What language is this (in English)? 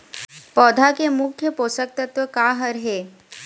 Chhattisgarhi